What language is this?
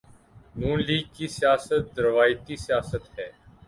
Urdu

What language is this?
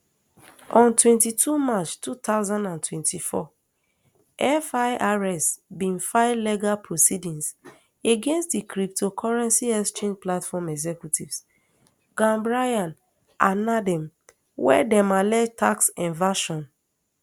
Nigerian Pidgin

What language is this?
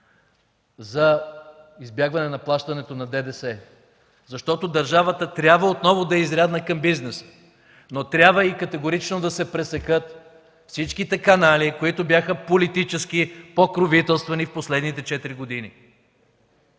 Bulgarian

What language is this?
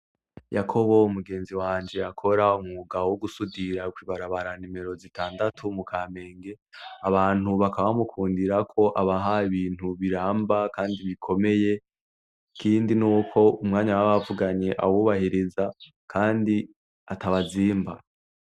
Rundi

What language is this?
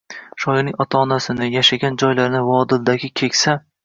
Uzbek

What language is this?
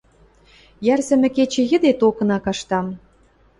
Western Mari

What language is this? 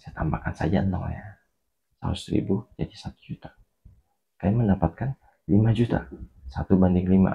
Indonesian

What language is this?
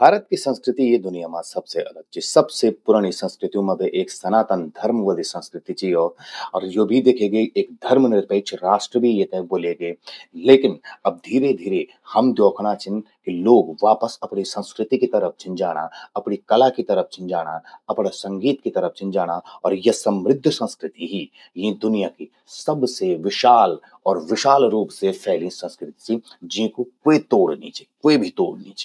Garhwali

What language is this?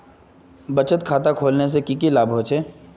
Magahi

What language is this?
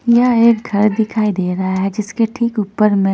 Hindi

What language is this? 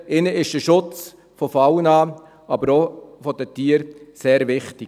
Swiss German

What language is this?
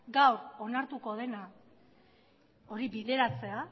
Basque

